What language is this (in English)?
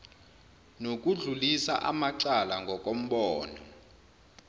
Zulu